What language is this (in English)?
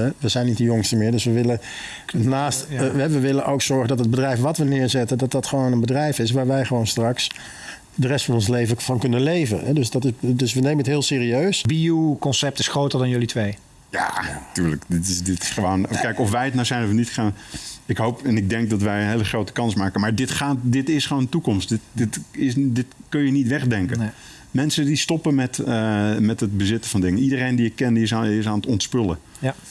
Dutch